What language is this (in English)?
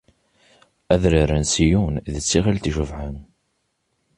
Kabyle